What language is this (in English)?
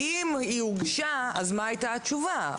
Hebrew